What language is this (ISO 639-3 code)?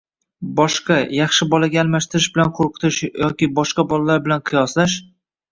uzb